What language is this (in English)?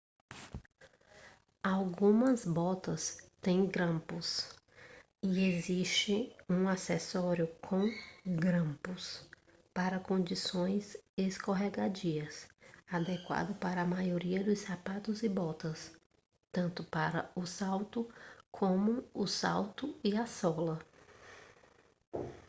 Portuguese